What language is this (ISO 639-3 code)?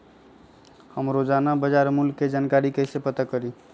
mag